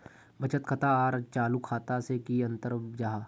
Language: Magahi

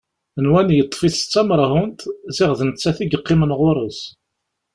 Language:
Kabyle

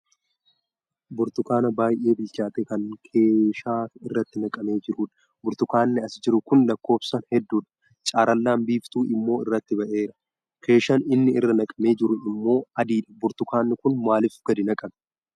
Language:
Oromo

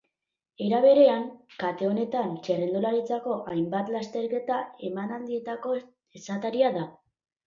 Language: Basque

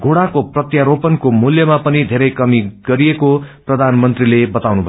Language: Nepali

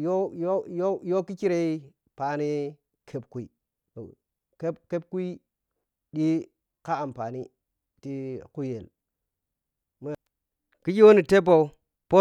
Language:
Piya-Kwonci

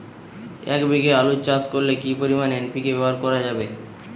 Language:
Bangla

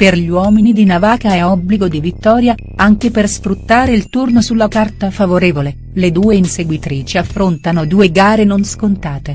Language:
Italian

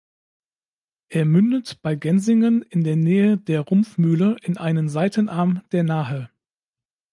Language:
German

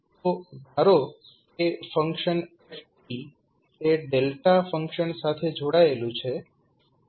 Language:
Gujarati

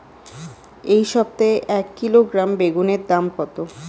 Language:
Bangla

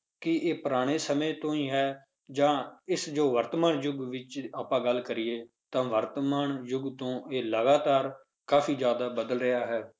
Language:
Punjabi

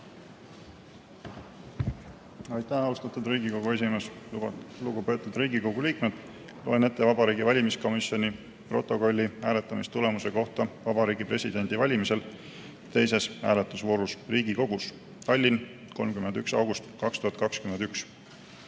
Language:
Estonian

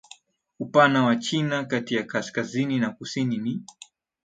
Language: Swahili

